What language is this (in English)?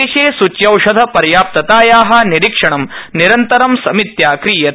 Sanskrit